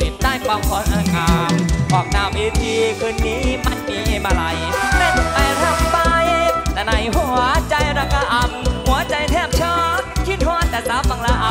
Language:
Thai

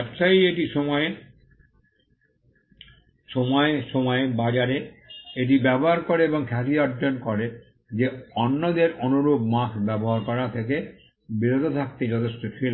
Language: Bangla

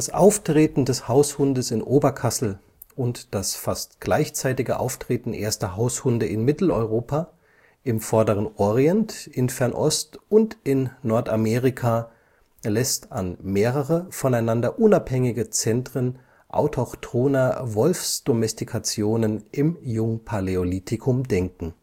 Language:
German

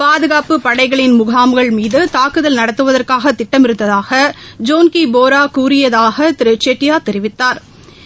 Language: Tamil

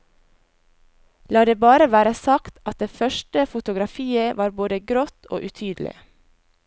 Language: Norwegian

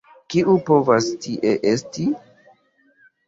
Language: Esperanto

